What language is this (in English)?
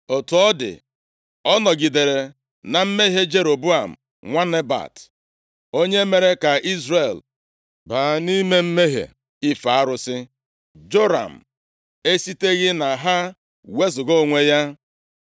Igbo